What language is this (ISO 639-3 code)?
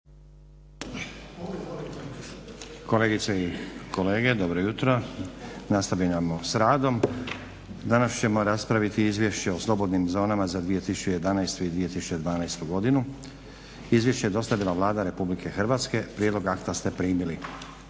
hrv